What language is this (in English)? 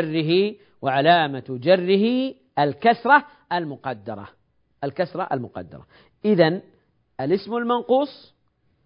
Arabic